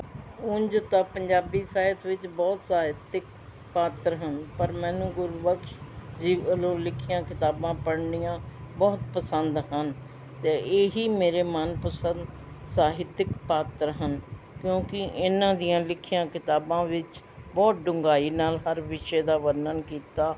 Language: Punjabi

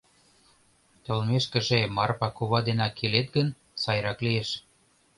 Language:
Mari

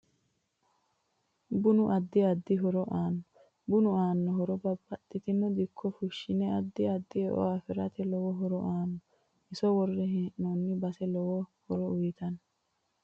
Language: Sidamo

